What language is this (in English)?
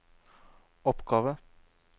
Norwegian